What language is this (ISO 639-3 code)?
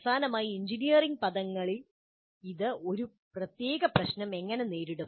mal